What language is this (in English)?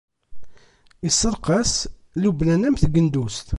Kabyle